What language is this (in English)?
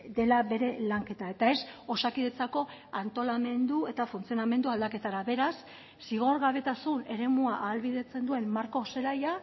Basque